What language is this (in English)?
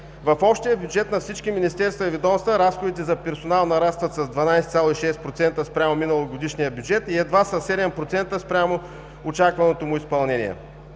Bulgarian